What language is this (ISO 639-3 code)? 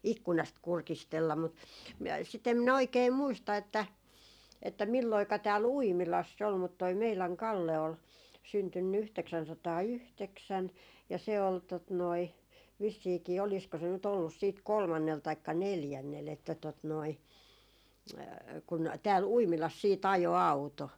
fin